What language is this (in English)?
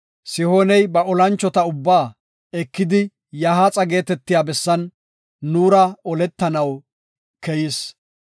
Gofa